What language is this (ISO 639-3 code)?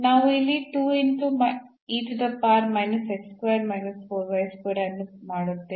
kan